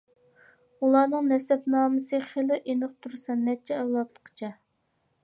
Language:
Uyghur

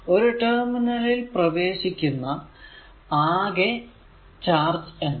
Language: Malayalam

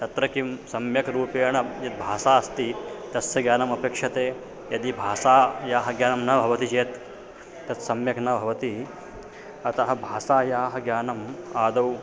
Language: Sanskrit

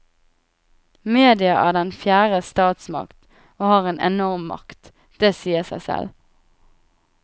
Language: Norwegian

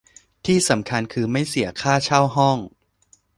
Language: Thai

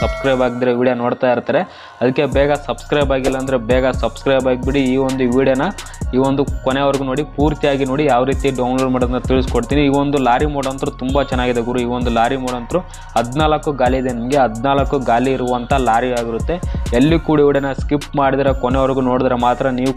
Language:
Hindi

